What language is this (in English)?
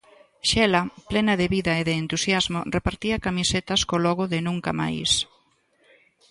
Galician